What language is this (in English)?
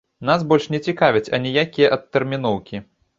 Belarusian